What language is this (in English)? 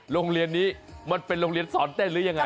Thai